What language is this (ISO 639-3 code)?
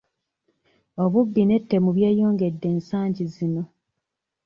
lug